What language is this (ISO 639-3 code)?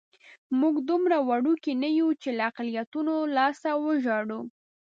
pus